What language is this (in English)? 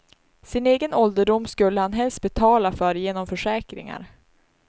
Swedish